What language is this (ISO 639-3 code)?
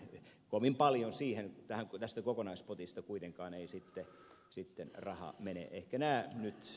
fin